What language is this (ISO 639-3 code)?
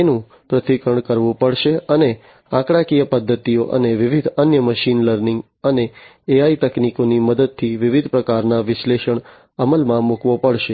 guj